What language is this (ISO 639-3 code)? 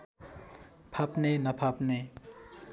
nep